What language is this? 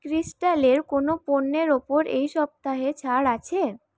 Bangla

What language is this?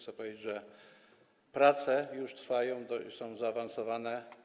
Polish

